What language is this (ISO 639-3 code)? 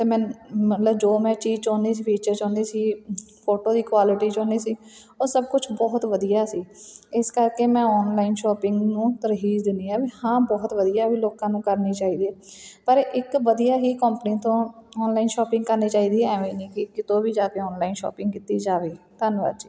pan